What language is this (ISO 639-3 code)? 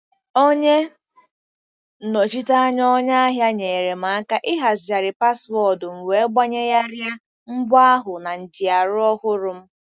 ibo